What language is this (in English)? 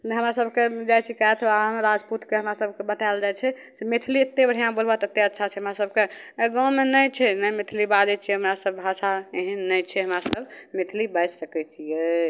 Maithili